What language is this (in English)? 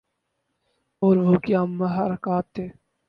Urdu